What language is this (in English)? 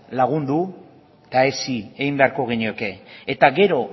Basque